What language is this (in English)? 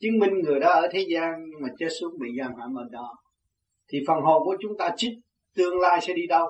Vietnamese